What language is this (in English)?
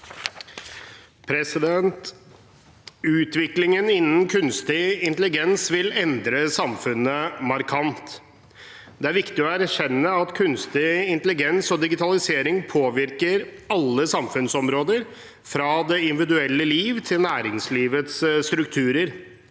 Norwegian